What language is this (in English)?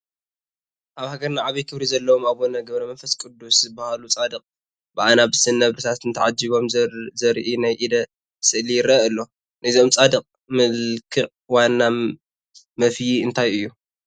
Tigrinya